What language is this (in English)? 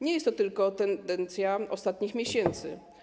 Polish